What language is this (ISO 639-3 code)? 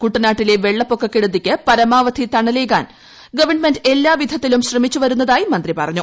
mal